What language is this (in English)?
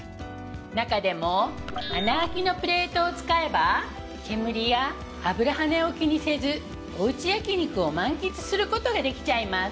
Japanese